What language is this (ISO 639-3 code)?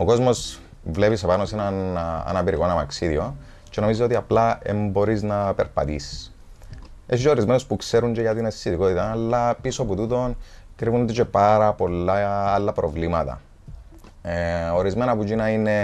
ell